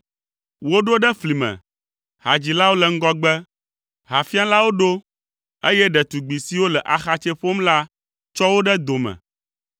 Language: Ewe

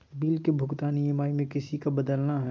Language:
Magahi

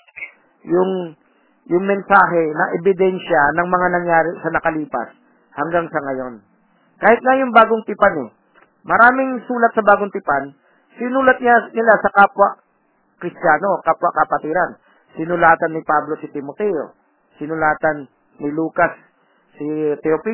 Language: Filipino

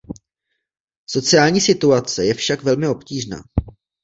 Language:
Czech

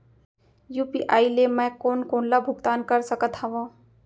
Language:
Chhattisgarhi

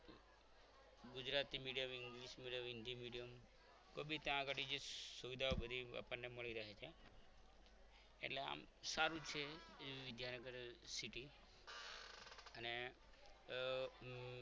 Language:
Gujarati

